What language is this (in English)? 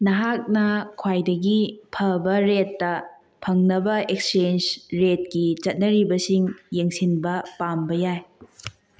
Manipuri